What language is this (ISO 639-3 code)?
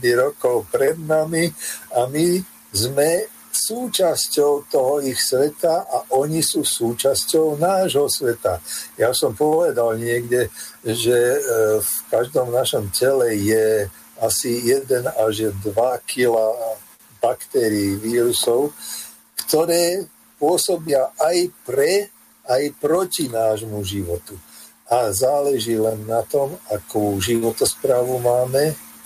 slk